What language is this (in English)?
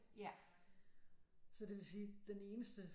Danish